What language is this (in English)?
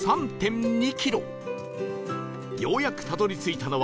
Japanese